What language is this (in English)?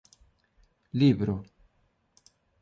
Galician